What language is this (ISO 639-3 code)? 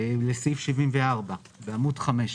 heb